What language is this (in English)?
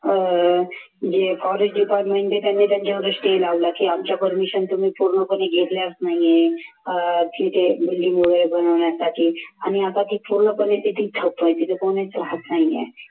Marathi